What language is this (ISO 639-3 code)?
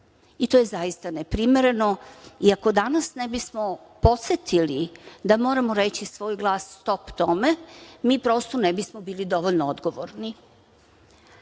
srp